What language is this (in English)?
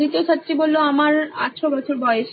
Bangla